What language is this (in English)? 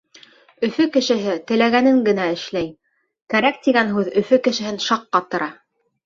Bashkir